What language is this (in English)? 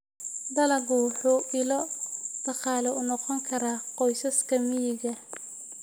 Somali